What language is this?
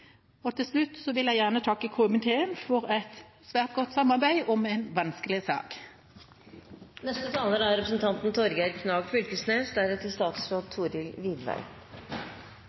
Norwegian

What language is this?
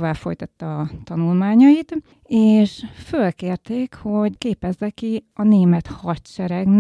Hungarian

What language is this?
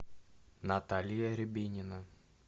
Russian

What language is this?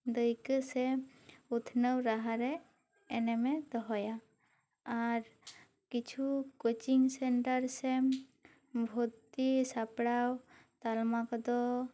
Santali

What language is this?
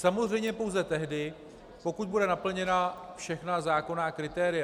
Czech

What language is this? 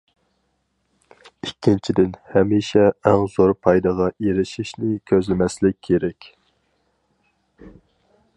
Uyghur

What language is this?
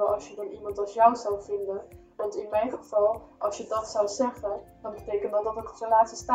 Dutch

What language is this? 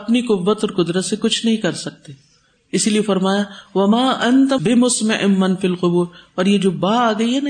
Urdu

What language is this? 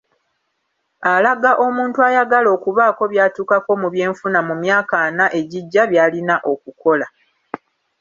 Ganda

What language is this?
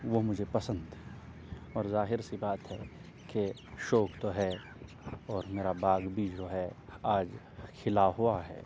Urdu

